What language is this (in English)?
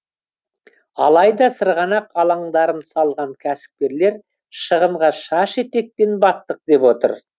Kazakh